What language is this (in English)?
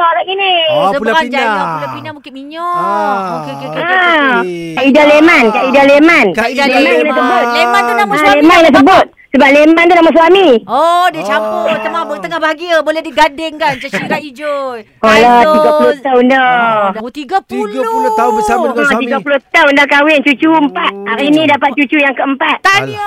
Malay